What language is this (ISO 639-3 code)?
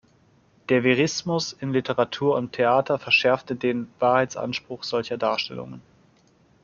deu